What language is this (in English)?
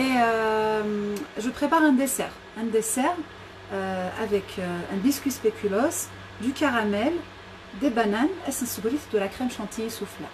French